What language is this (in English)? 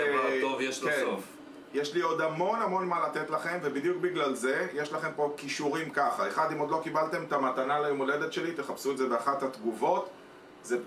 Hebrew